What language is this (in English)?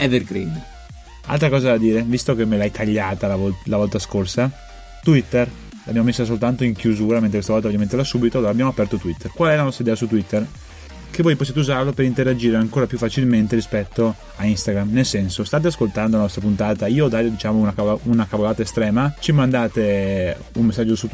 Italian